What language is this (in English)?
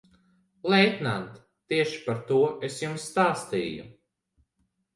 Latvian